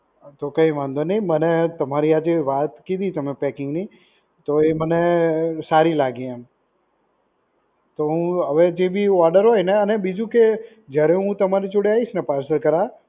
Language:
Gujarati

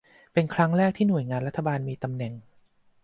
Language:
Thai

